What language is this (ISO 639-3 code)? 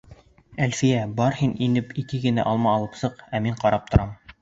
bak